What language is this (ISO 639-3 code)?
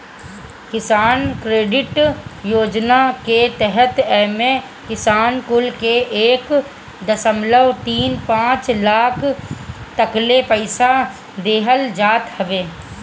bho